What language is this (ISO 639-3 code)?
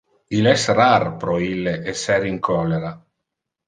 ina